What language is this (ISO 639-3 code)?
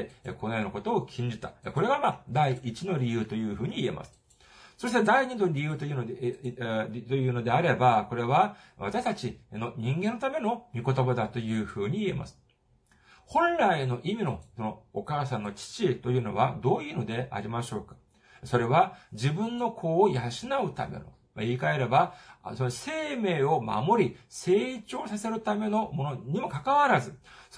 jpn